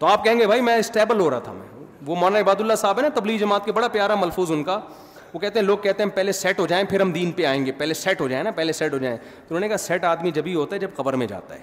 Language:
Urdu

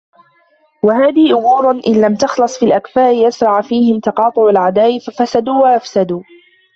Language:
Arabic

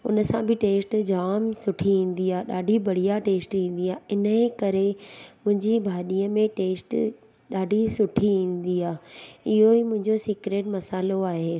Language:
Sindhi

